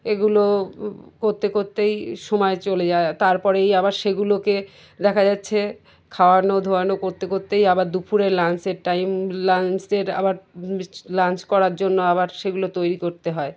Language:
Bangla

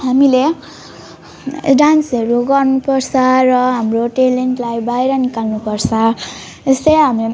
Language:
Nepali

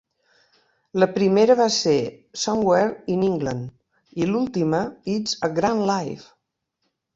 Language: Catalan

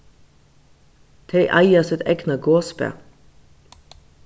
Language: Faroese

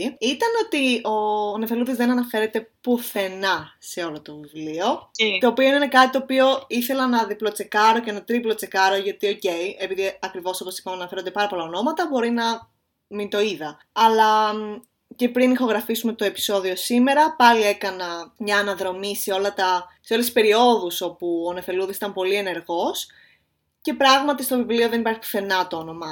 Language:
Greek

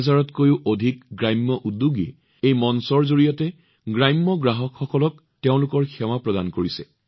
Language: Assamese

